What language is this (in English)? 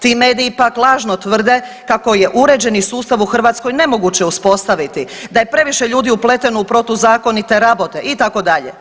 Croatian